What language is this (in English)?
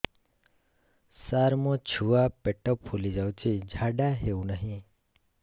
Odia